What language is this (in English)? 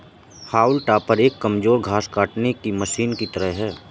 Hindi